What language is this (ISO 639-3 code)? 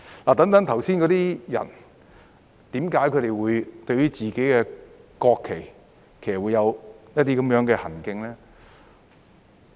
yue